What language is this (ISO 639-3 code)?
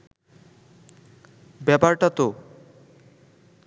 ben